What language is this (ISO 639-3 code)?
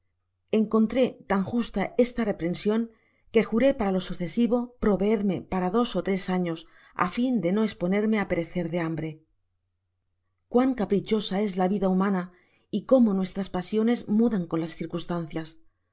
spa